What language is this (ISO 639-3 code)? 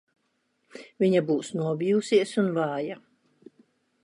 lav